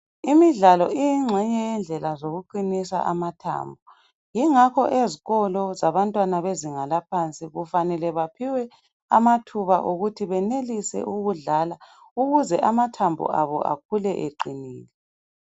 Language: North Ndebele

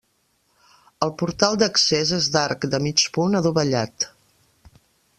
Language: Catalan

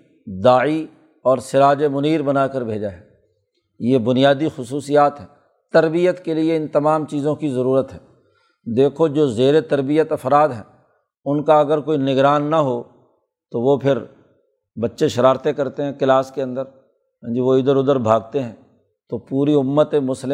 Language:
Urdu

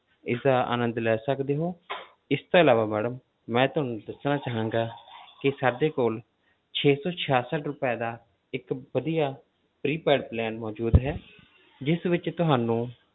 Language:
Punjabi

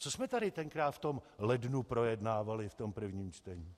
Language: Czech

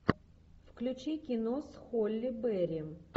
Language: Russian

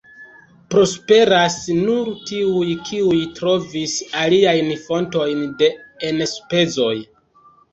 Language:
Esperanto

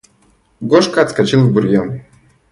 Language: Russian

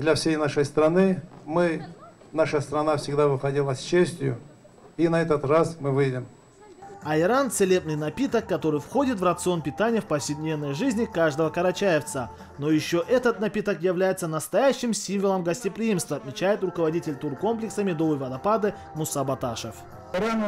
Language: Russian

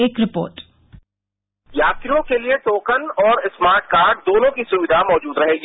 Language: Hindi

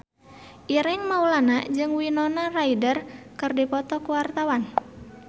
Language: Sundanese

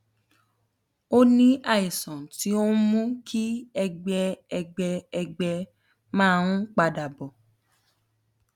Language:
Yoruba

